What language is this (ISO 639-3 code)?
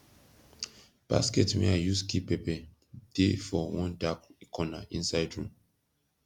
pcm